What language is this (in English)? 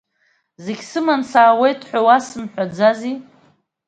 Abkhazian